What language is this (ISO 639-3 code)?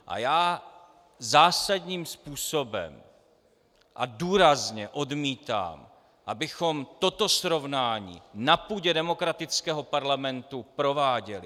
ces